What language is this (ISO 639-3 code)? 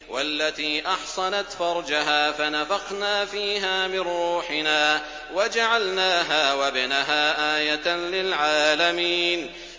ara